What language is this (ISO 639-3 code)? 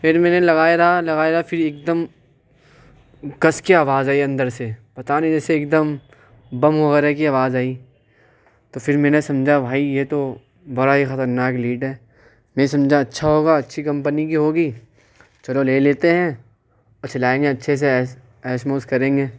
urd